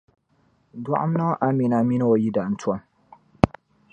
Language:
Dagbani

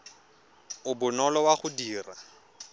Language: Tswana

